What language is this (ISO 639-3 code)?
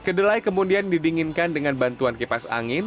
ind